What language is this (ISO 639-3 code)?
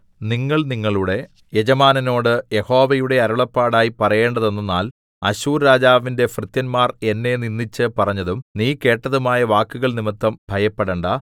mal